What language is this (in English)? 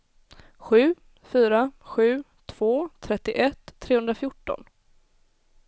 Swedish